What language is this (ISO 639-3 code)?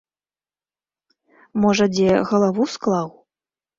bel